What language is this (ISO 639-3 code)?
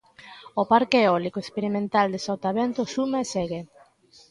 glg